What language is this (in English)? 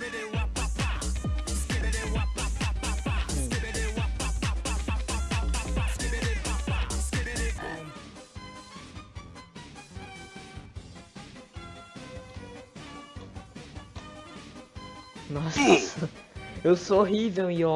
Portuguese